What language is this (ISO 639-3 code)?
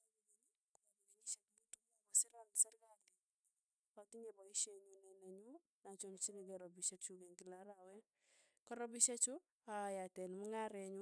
tuy